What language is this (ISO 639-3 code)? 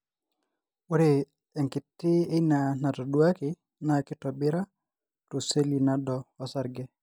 mas